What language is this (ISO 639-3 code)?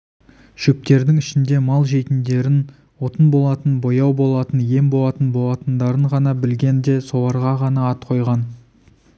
kaz